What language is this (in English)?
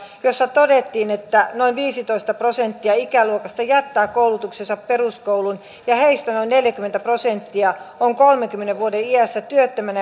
Finnish